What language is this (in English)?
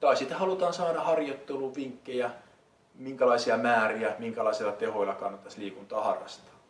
Finnish